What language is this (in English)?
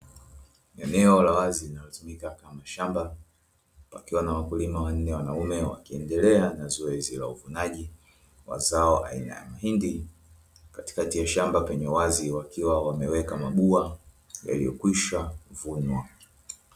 Swahili